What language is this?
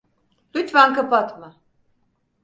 Turkish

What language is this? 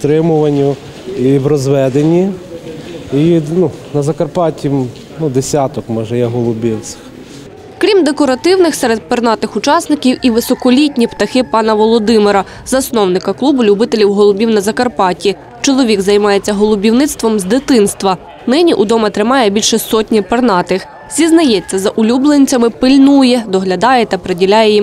Ukrainian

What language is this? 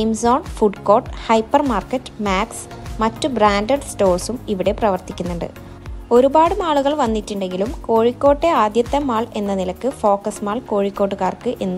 Malayalam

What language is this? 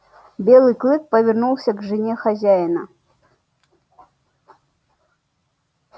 Russian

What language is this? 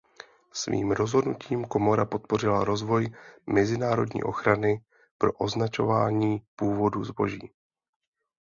Czech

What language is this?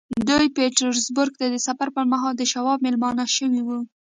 Pashto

